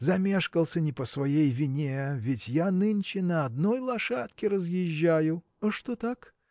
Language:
Russian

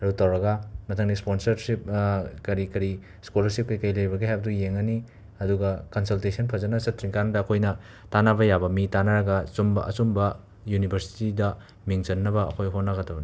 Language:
Manipuri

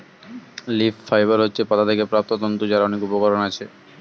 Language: Bangla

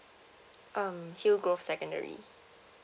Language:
English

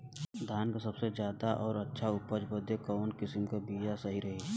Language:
Bhojpuri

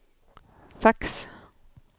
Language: Swedish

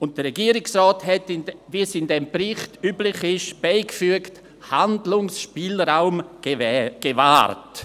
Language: Swiss German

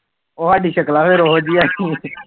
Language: Punjabi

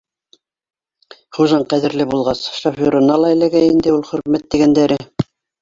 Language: Bashkir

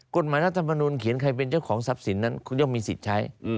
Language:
Thai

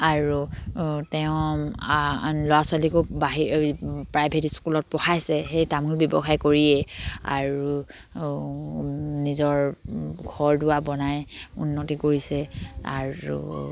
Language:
Assamese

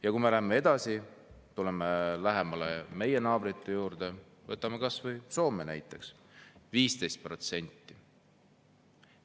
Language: Estonian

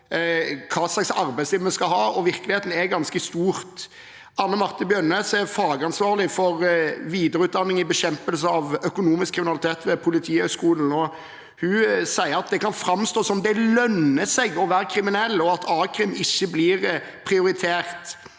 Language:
Norwegian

